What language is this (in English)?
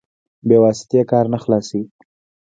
Pashto